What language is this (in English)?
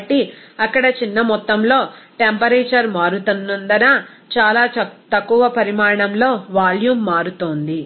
Telugu